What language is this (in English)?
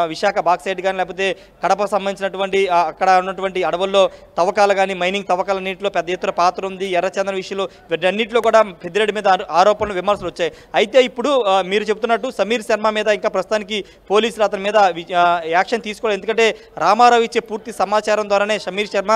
Telugu